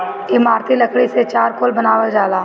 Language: Bhojpuri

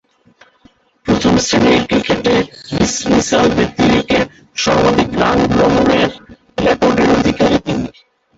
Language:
Bangla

